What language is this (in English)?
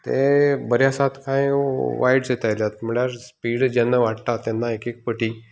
Konkani